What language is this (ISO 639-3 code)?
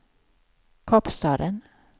swe